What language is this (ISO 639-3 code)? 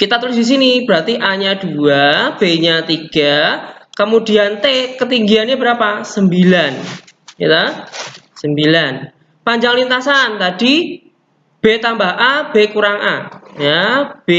ind